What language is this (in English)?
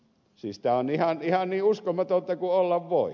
Finnish